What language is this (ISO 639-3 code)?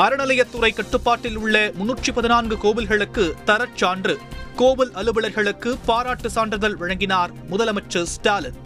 tam